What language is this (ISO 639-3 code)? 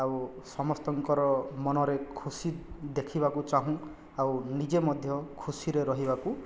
ori